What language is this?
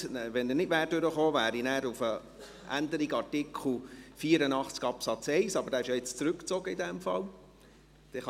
Swiss German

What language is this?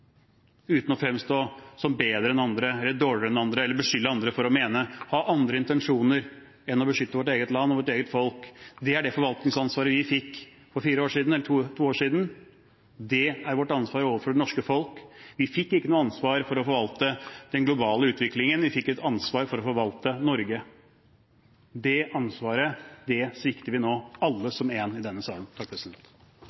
Norwegian Bokmål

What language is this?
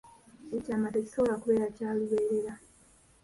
Ganda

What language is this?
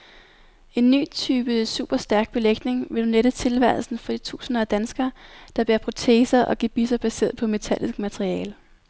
Danish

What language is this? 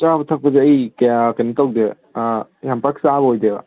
Manipuri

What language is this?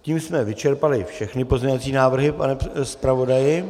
Czech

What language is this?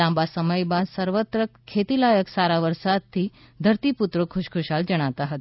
Gujarati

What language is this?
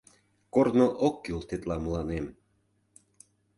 Mari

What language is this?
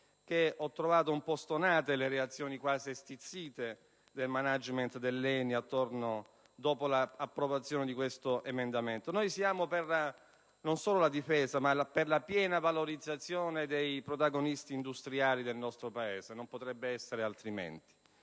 Italian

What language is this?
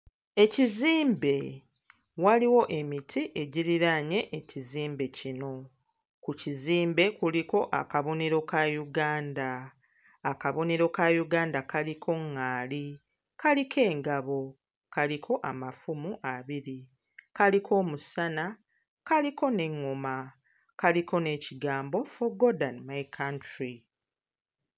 Ganda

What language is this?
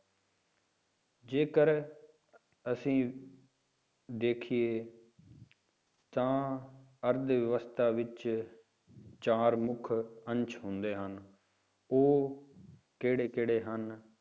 Punjabi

